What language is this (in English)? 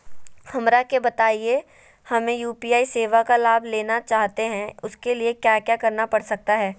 Magahi